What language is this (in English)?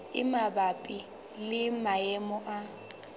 Southern Sotho